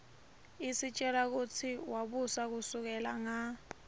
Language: Swati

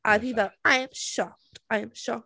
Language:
Welsh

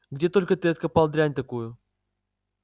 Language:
Russian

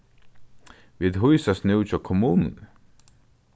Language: Faroese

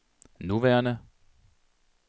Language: Danish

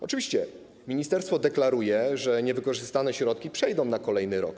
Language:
Polish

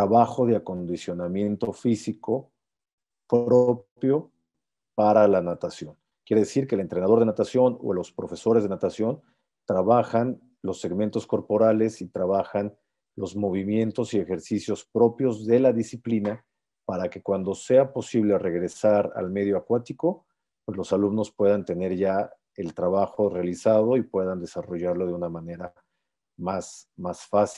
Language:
Spanish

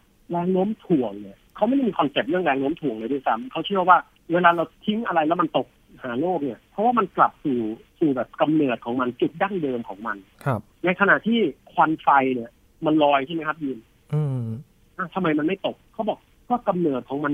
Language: Thai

